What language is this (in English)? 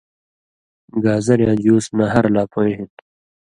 Indus Kohistani